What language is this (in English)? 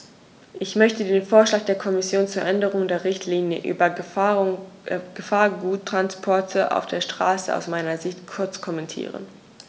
German